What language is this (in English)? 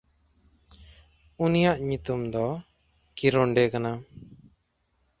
Santali